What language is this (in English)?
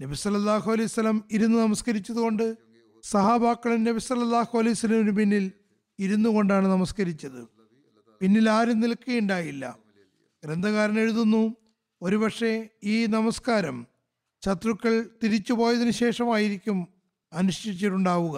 Malayalam